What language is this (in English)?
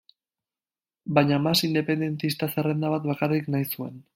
Basque